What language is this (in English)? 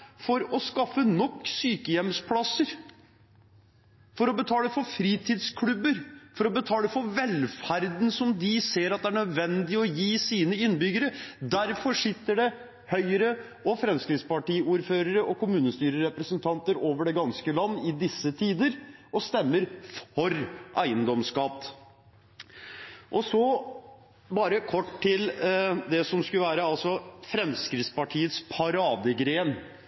Norwegian Bokmål